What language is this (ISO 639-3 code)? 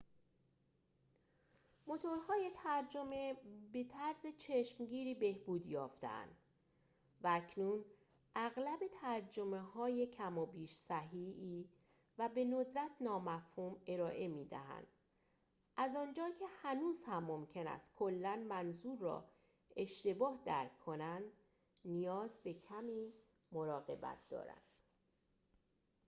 fas